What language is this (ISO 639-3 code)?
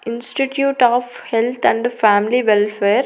tel